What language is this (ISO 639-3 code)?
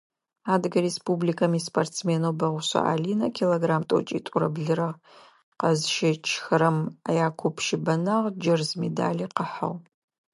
ady